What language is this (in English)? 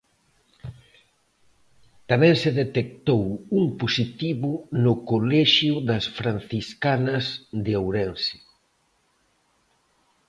Galician